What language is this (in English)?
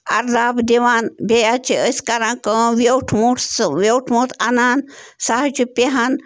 Kashmiri